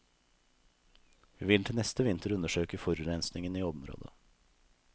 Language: Norwegian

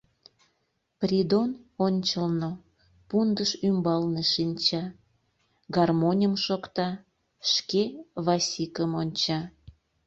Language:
Mari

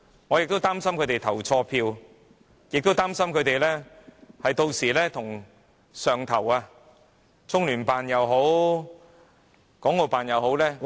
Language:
Cantonese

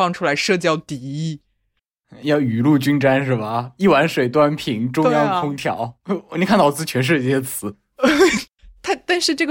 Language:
Chinese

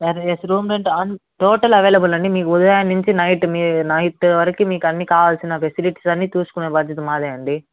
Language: Telugu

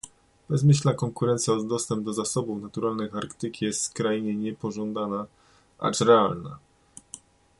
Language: Polish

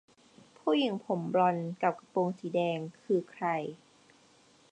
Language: Thai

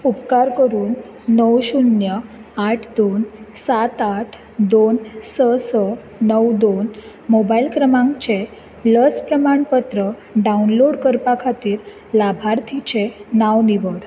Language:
Konkani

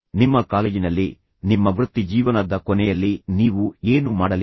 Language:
Kannada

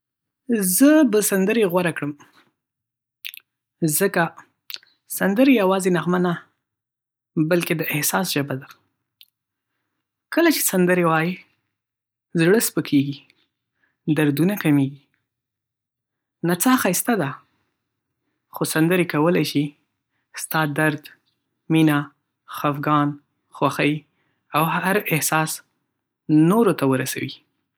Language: Pashto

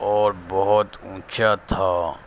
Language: Urdu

